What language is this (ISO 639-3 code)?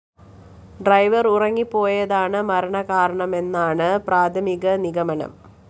mal